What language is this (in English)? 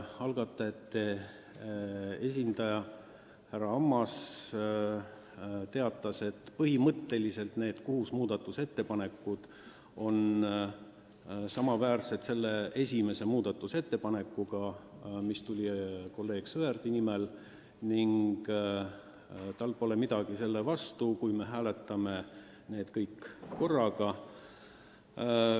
Estonian